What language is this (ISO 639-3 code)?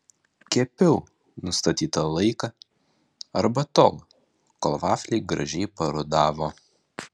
lit